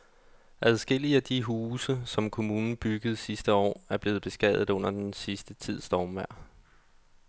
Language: Danish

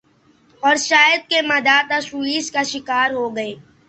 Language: Urdu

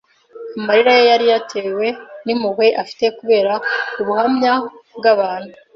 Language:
Kinyarwanda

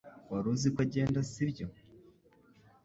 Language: Kinyarwanda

